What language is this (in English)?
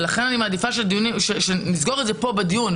Hebrew